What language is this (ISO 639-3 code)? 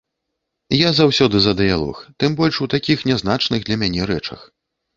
bel